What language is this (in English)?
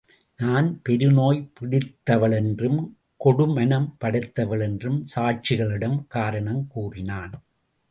Tamil